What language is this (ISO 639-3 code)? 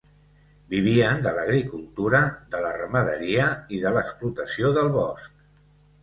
cat